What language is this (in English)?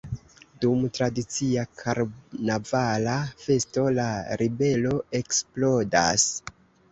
Esperanto